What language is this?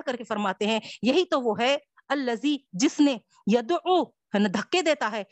Urdu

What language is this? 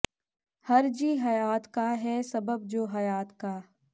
Punjabi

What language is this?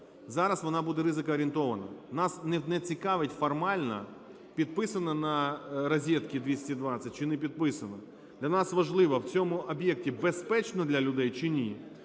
Ukrainian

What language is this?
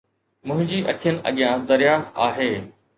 Sindhi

